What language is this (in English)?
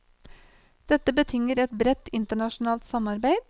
Norwegian